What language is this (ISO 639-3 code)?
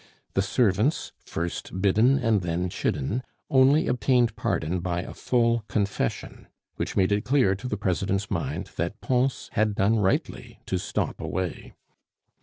eng